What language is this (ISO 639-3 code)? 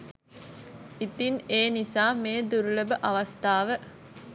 sin